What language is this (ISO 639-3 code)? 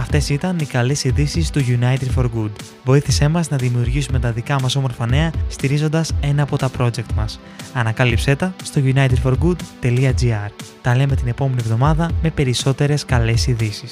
ell